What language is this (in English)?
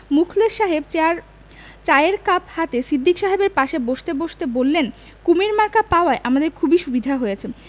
Bangla